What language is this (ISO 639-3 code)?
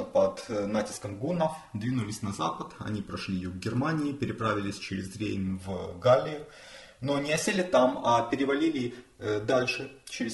rus